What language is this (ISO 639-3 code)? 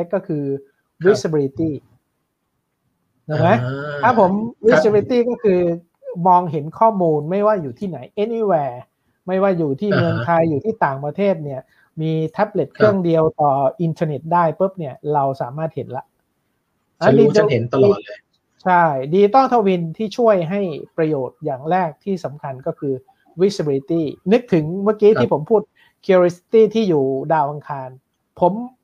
tha